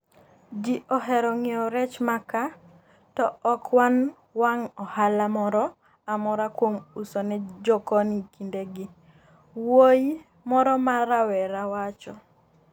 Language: Luo (Kenya and Tanzania)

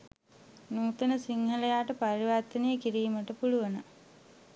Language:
Sinhala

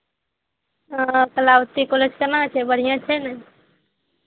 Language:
Maithili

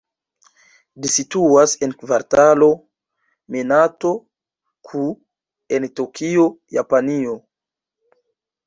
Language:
Esperanto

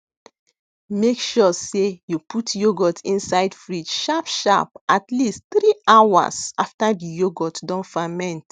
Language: Nigerian Pidgin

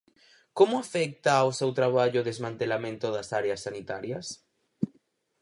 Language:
Galician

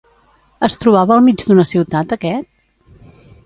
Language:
Catalan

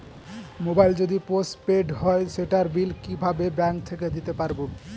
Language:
Bangla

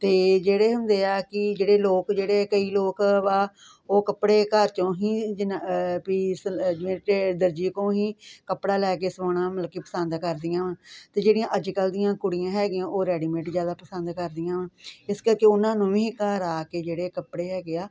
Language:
Punjabi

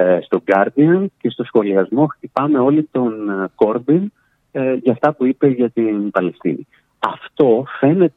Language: Greek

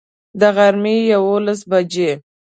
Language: Pashto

